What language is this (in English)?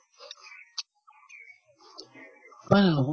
Assamese